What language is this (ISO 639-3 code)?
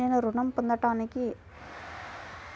tel